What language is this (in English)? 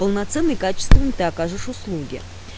Russian